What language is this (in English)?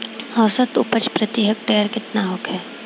Bhojpuri